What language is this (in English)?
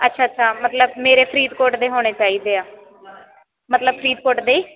Punjabi